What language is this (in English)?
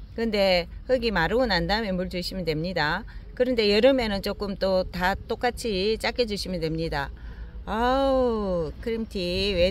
Korean